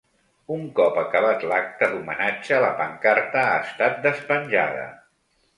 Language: Catalan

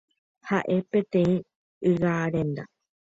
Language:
Guarani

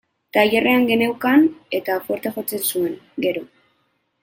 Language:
Basque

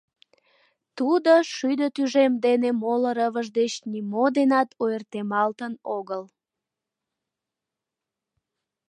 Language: Mari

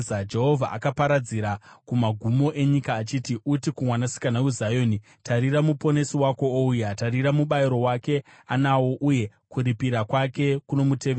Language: Shona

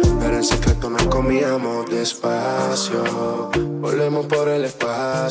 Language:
French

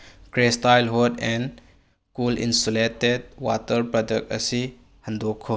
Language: Manipuri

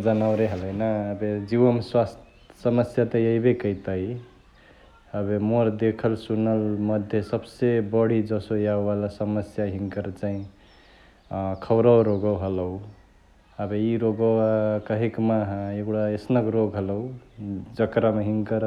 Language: Chitwania Tharu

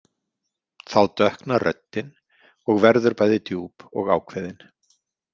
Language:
Icelandic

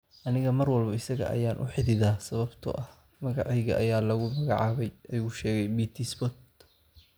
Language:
Somali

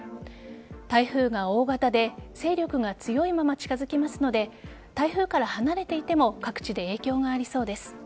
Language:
Japanese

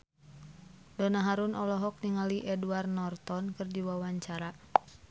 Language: Sundanese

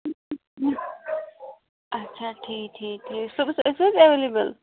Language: Kashmiri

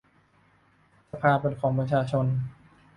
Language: Thai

